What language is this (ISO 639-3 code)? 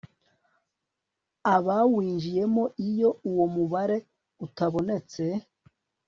kin